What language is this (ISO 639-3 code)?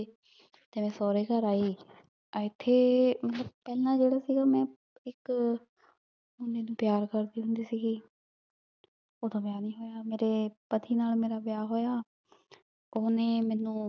pan